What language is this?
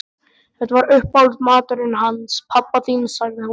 Icelandic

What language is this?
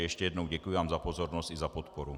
Czech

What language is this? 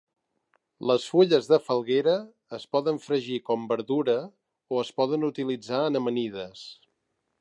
Catalan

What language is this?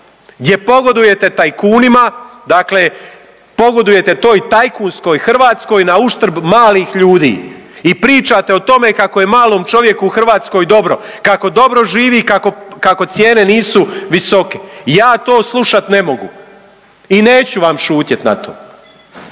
Croatian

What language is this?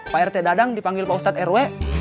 Indonesian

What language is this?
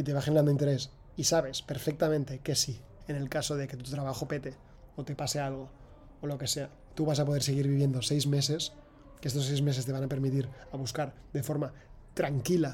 Spanish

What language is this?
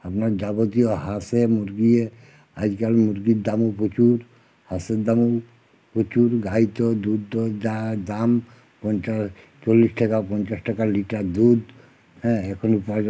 Bangla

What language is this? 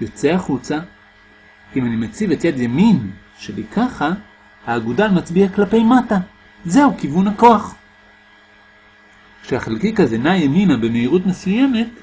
Hebrew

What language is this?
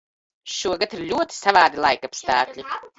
Latvian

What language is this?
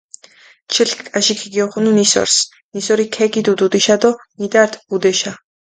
Mingrelian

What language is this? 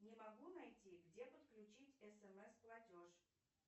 Russian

